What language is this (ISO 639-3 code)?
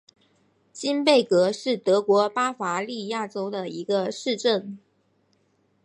zho